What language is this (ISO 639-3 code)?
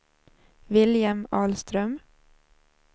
swe